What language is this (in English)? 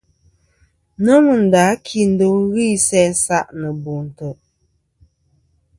Kom